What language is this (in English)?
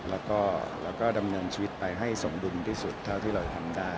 Thai